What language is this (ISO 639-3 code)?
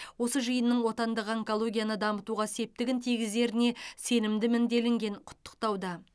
kaz